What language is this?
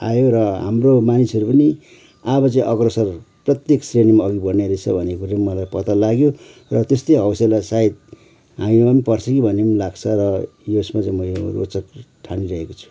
Nepali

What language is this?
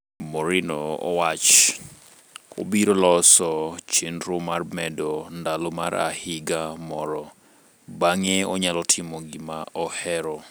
Luo (Kenya and Tanzania)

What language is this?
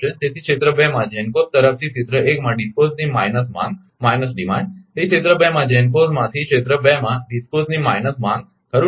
Gujarati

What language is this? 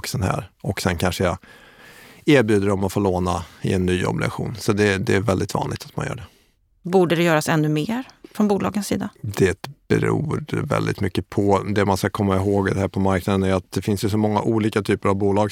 Swedish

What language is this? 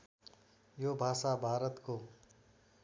Nepali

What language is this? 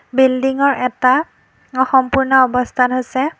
Assamese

